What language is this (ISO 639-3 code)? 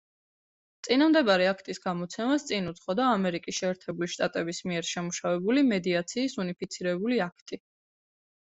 kat